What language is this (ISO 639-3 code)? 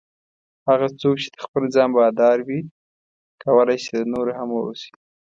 pus